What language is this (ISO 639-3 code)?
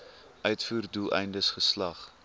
afr